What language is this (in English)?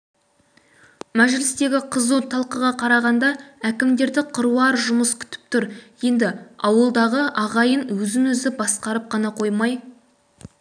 Kazakh